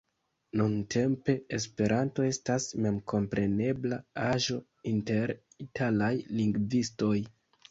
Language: Esperanto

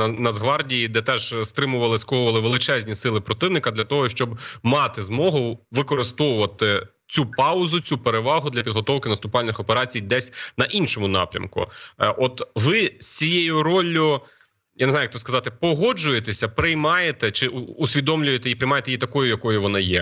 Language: Ukrainian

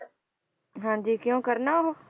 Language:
Punjabi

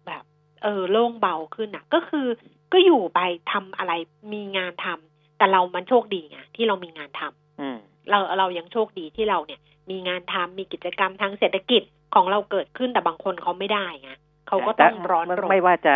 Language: Thai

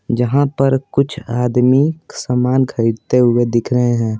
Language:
Hindi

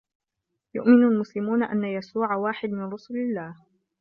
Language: Arabic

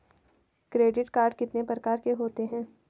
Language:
Hindi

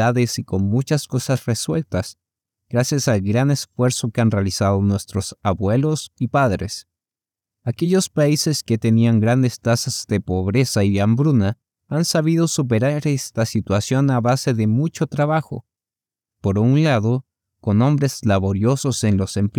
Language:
Spanish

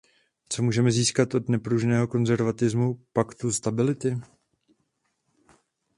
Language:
Czech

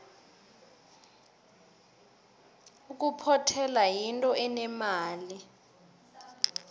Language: South Ndebele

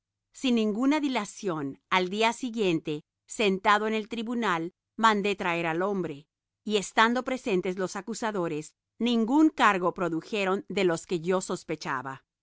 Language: Spanish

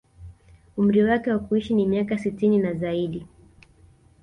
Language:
Swahili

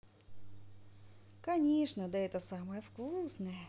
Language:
Russian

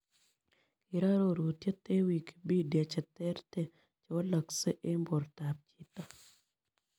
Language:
Kalenjin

